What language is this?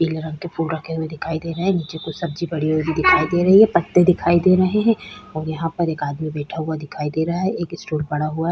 Hindi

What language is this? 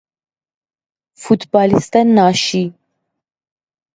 Persian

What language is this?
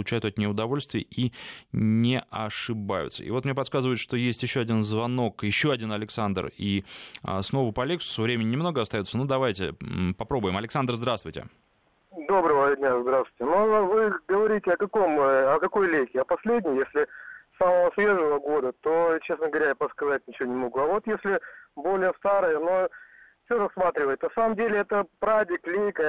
Russian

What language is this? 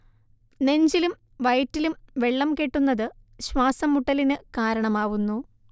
Malayalam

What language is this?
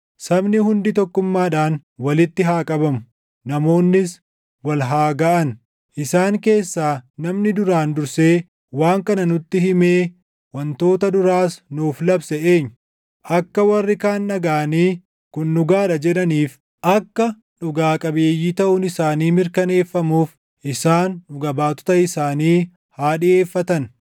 Oromo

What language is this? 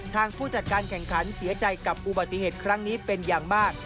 Thai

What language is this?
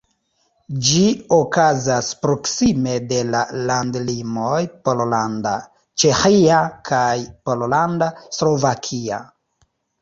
Esperanto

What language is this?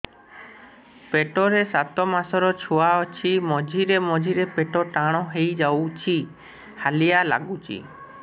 Odia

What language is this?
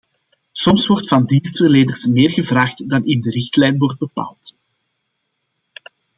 Dutch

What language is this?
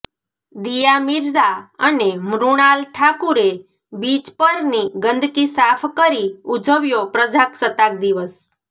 Gujarati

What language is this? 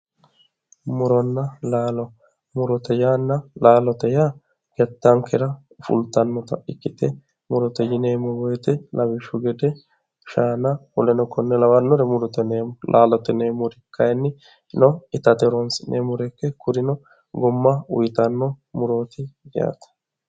Sidamo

